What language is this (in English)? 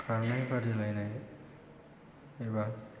Bodo